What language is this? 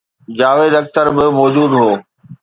Sindhi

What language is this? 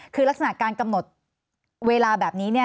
Thai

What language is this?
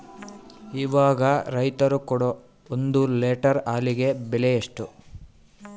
Kannada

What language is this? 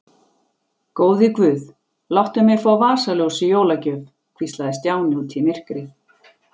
Icelandic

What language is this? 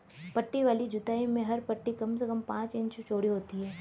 Hindi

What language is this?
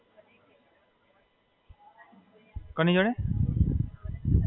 Gujarati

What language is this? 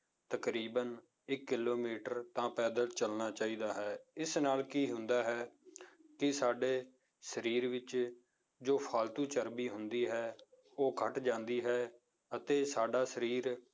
Punjabi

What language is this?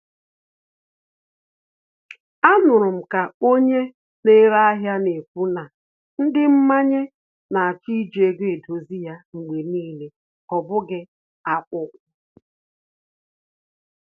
Igbo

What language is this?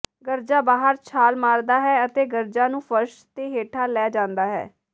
Punjabi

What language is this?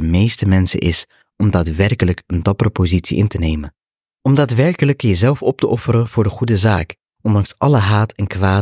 Dutch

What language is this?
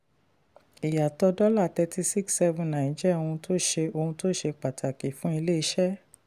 Yoruba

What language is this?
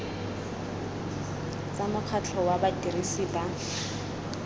Tswana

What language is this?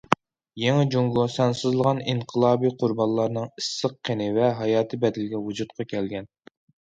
Uyghur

